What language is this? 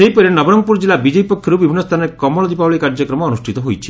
Odia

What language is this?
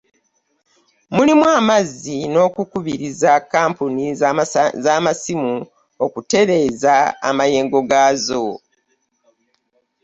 Ganda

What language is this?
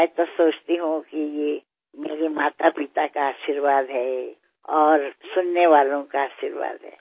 Marathi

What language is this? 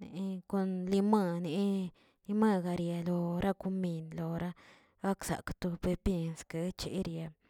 Tilquiapan Zapotec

